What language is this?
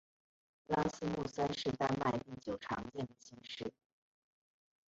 Chinese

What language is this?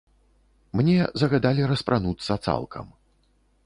Belarusian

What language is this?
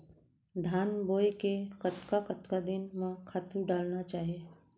Chhattisgarhi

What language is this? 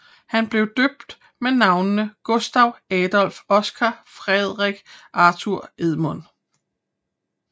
Danish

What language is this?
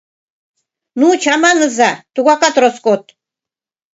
Mari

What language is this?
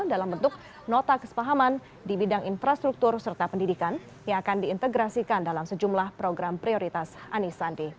Indonesian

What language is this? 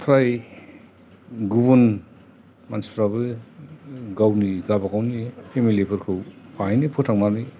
Bodo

